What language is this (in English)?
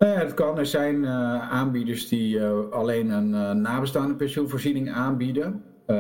Dutch